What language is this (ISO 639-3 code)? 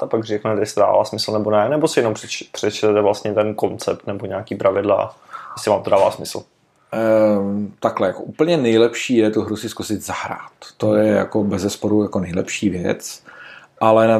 ces